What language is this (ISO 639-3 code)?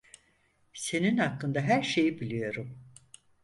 tur